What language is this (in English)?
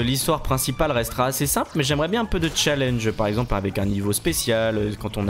French